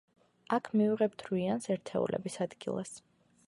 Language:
Georgian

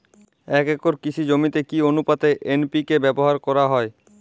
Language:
Bangla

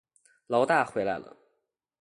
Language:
Chinese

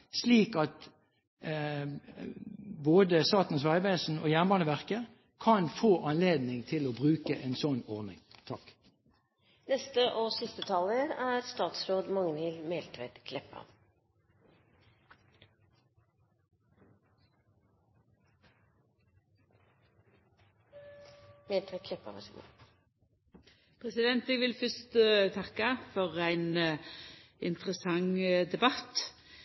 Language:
Norwegian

